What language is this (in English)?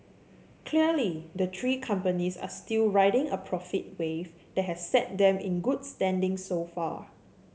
English